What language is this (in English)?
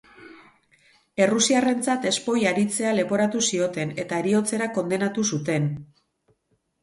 Basque